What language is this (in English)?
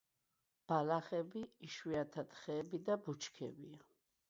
Georgian